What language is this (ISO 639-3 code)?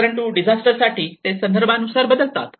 mar